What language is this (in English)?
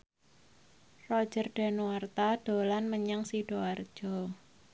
Javanese